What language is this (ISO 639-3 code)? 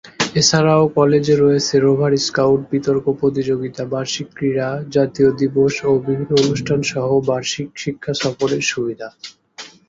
ben